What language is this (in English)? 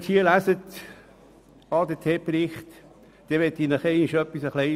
Swiss German